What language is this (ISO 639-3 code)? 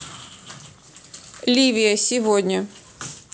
rus